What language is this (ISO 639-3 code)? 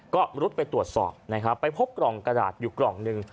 tha